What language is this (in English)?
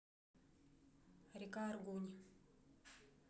Russian